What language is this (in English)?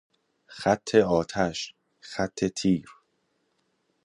Persian